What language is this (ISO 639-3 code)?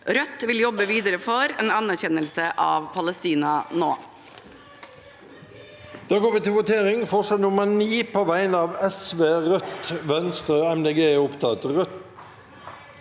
nor